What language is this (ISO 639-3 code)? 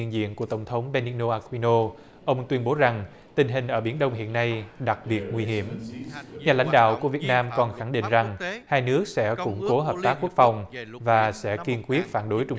vie